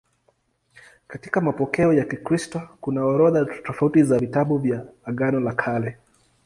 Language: Swahili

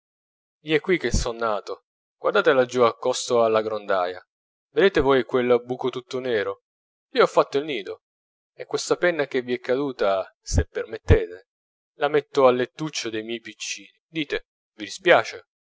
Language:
Italian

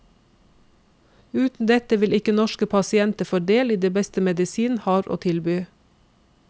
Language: Norwegian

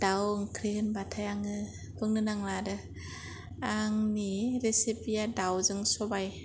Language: Bodo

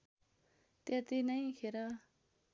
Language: Nepali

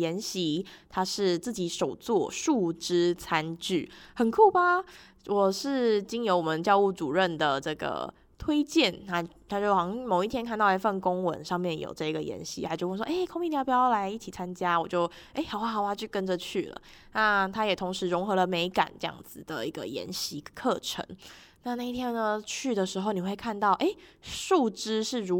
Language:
Chinese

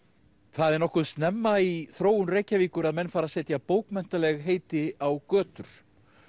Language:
Icelandic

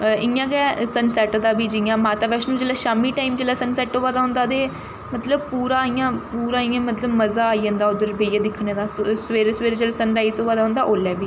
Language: Dogri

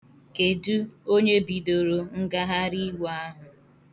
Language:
Igbo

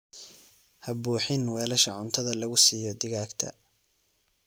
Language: Somali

